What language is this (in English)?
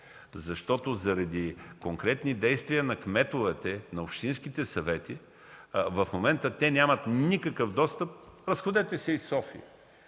Bulgarian